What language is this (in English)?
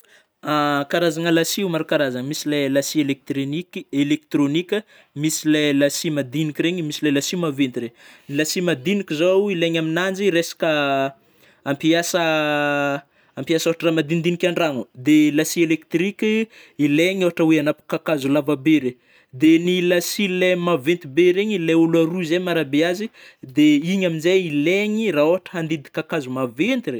Northern Betsimisaraka Malagasy